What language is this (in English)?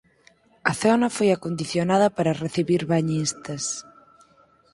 Galician